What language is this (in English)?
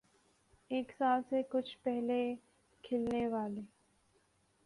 Urdu